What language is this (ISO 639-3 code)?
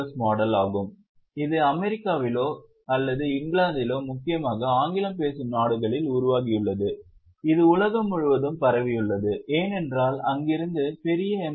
tam